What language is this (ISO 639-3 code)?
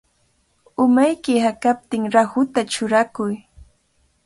qvl